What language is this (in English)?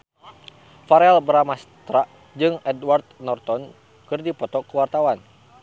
Sundanese